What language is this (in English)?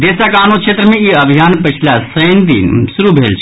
Maithili